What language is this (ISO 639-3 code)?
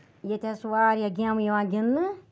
kas